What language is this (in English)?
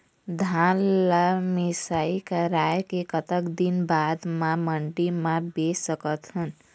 Chhattisgarhi